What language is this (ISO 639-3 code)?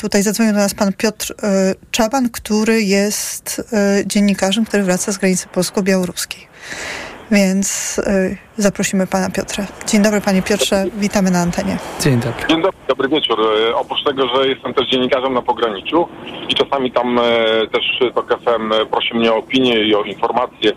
pol